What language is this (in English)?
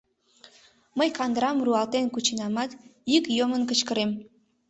Mari